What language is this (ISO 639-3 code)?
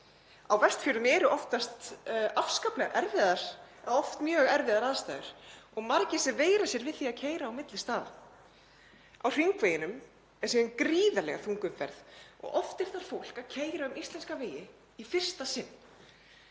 isl